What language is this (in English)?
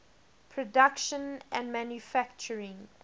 English